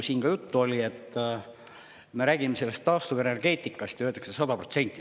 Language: Estonian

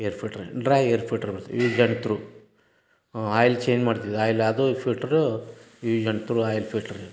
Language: Kannada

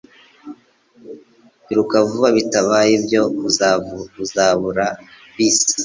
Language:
Kinyarwanda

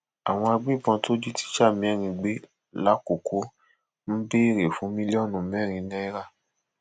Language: Yoruba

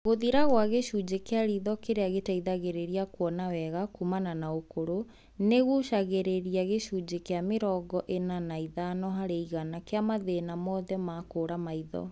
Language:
Kikuyu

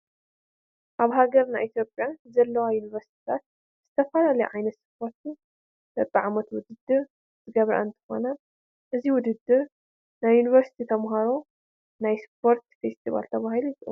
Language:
Tigrinya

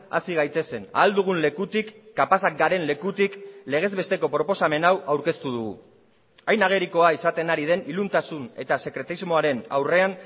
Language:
Basque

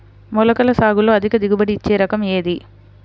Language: Telugu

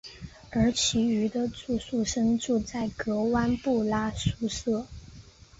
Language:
Chinese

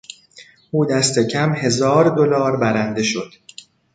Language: Persian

